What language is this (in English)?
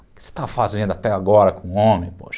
Portuguese